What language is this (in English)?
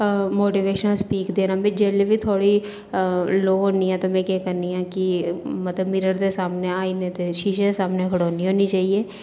Dogri